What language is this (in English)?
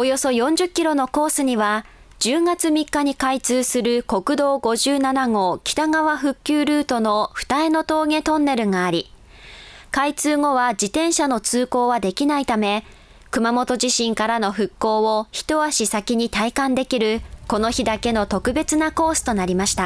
Japanese